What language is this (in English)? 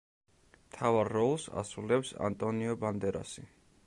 Georgian